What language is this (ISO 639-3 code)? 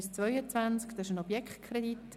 gsw